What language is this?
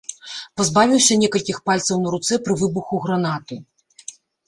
Belarusian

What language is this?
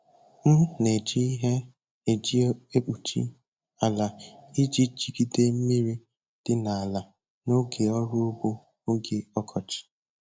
Igbo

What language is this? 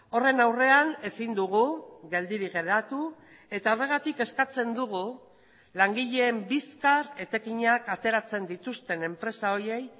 Basque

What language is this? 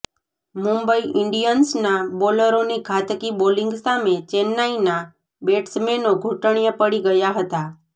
Gujarati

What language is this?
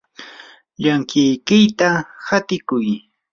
Yanahuanca Pasco Quechua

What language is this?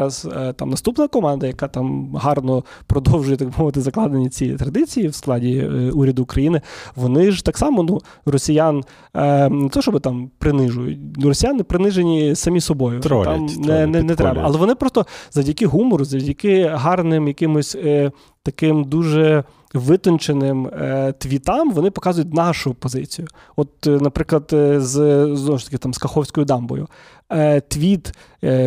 Ukrainian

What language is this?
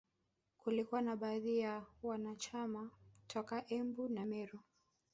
Swahili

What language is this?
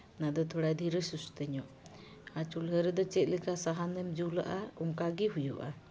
Santali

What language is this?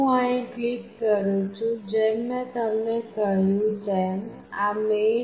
Gujarati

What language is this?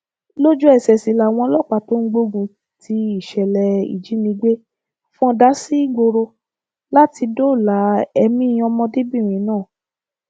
Yoruba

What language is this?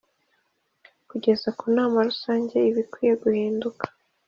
Kinyarwanda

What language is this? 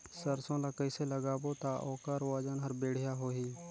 Chhattisgarhi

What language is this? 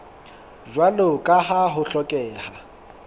Southern Sotho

